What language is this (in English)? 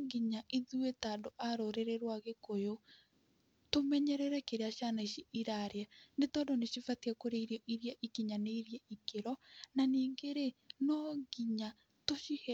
Kikuyu